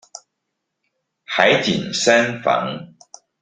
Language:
Chinese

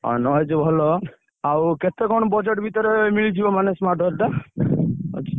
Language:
Odia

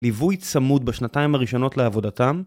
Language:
Hebrew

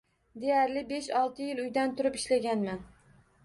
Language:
Uzbek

